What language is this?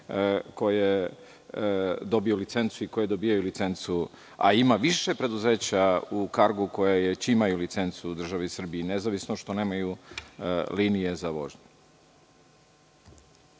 Serbian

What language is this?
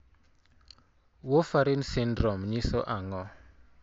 Luo (Kenya and Tanzania)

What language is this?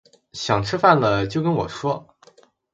Chinese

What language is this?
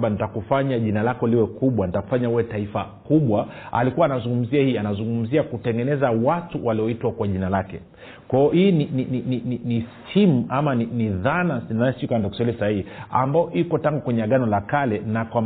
Swahili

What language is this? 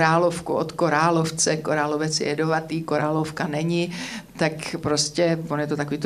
Czech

